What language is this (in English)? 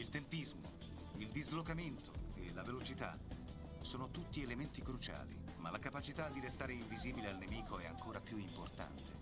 Italian